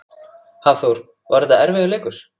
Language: Icelandic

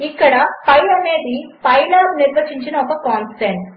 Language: Telugu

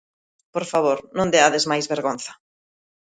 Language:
Galician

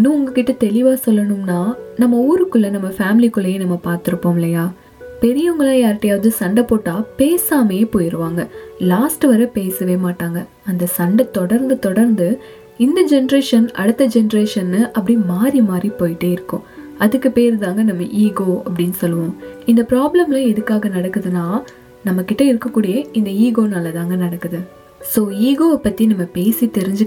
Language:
Tamil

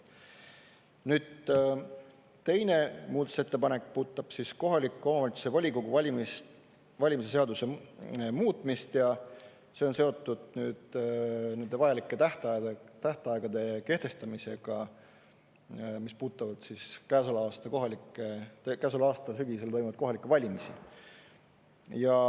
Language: Estonian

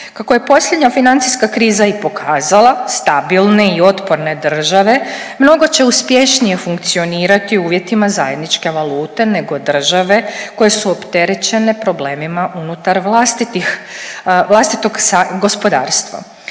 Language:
Croatian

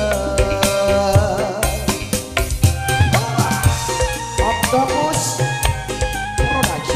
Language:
Indonesian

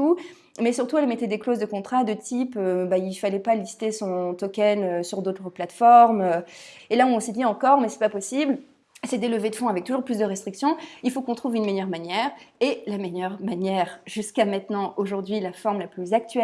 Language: French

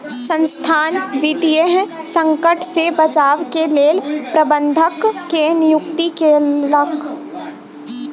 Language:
Maithili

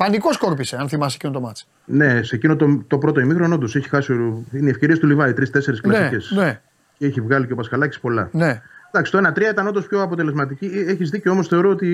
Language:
Greek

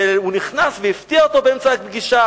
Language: Hebrew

